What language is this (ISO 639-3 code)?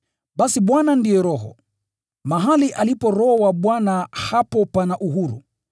swa